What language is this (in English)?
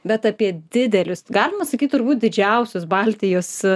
Lithuanian